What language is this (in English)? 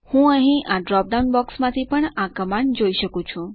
Gujarati